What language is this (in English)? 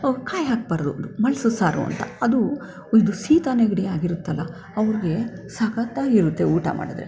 Kannada